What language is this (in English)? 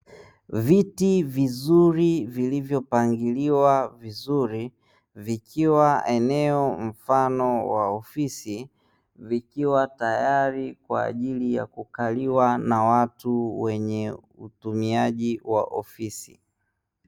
Swahili